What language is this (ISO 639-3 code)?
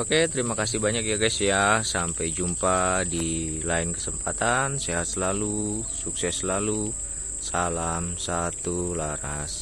ind